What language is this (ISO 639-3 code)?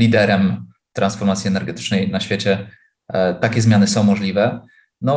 pol